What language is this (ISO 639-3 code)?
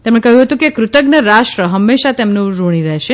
guj